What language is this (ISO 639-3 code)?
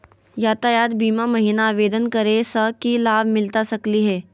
mag